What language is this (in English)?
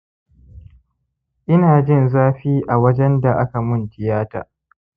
Hausa